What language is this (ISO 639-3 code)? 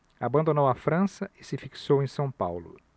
por